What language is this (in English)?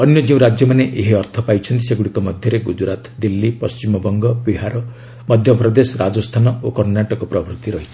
Odia